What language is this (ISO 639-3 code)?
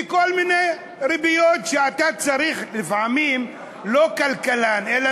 heb